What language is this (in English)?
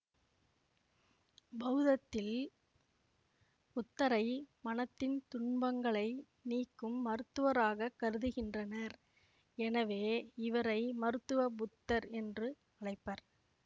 Tamil